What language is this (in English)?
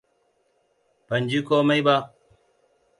Hausa